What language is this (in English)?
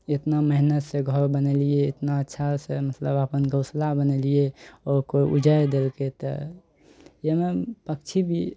Maithili